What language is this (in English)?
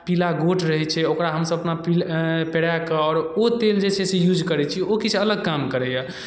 Maithili